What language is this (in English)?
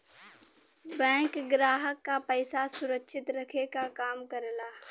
Bhojpuri